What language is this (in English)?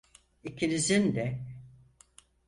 Turkish